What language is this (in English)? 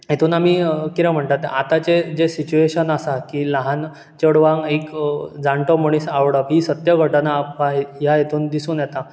Konkani